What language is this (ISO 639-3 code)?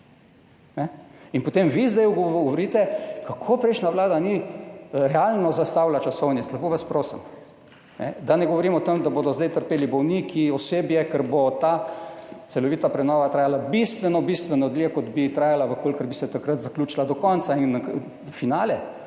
slv